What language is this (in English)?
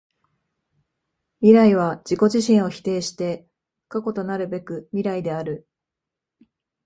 Japanese